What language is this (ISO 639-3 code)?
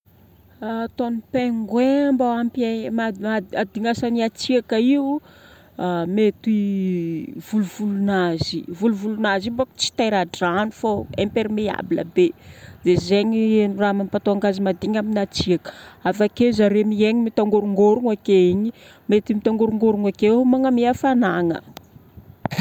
bmm